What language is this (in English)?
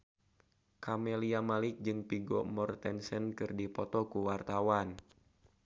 Sundanese